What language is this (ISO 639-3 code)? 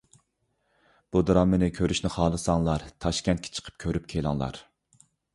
uig